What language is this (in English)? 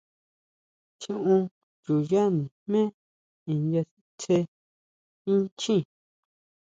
Huautla Mazatec